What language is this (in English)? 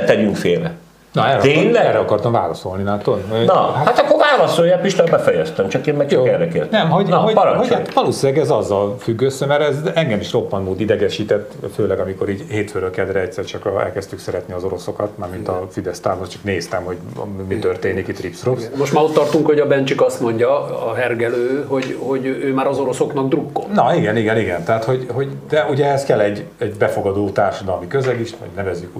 Hungarian